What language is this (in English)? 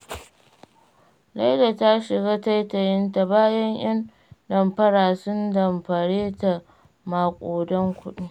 Hausa